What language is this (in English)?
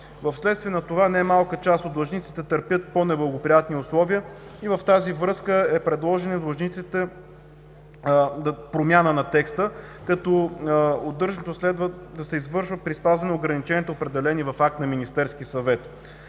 Bulgarian